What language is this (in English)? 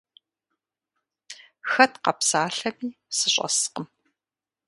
Kabardian